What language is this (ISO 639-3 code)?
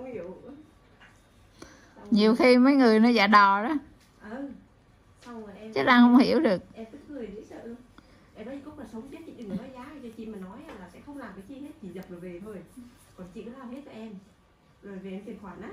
vie